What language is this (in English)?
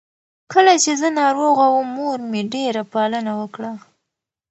Pashto